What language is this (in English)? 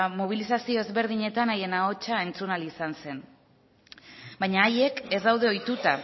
Basque